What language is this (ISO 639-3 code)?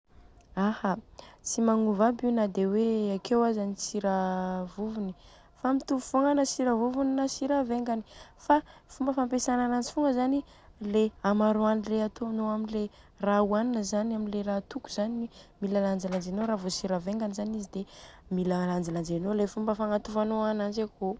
bzc